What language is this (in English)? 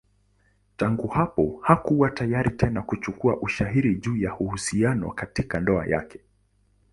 Swahili